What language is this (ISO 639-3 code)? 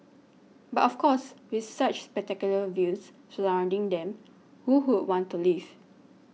eng